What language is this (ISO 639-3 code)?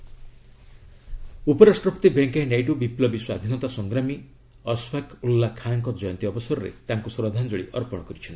ori